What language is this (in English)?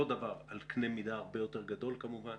Hebrew